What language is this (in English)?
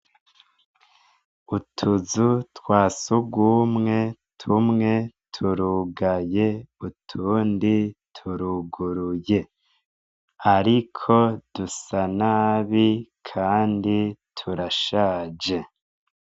Rundi